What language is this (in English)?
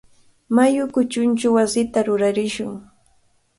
Cajatambo North Lima Quechua